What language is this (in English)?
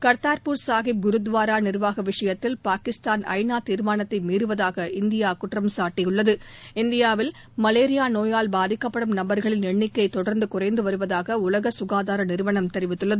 Tamil